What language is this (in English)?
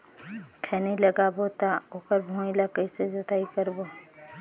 Chhattisgarhi